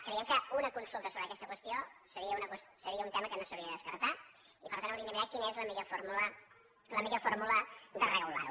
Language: Catalan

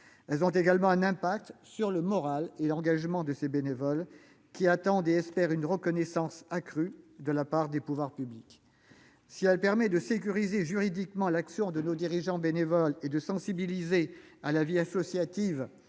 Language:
French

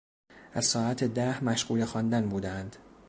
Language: Persian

